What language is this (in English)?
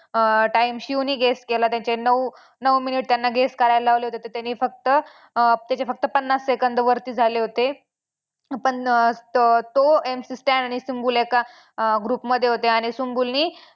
Marathi